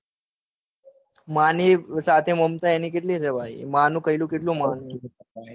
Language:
Gujarati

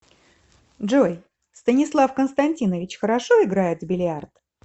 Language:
Russian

